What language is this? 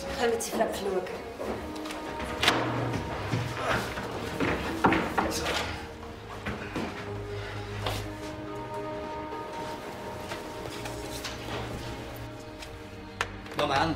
German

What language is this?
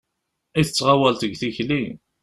Kabyle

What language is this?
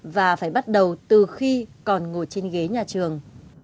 Vietnamese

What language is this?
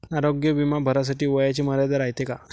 Marathi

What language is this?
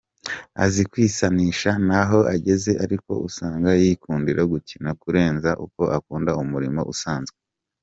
Kinyarwanda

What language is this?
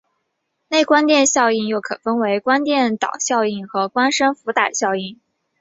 Chinese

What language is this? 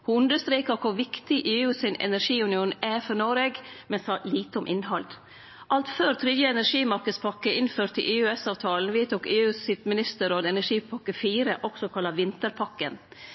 Norwegian Nynorsk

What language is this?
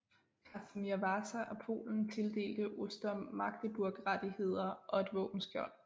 Danish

